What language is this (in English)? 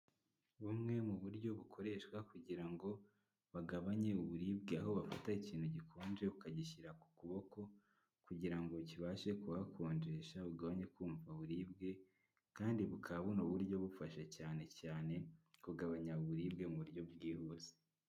Kinyarwanda